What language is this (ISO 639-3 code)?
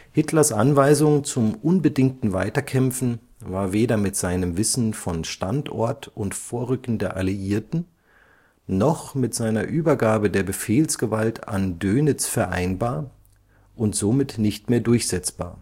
deu